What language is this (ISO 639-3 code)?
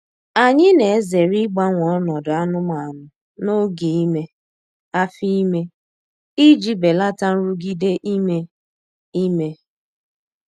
ibo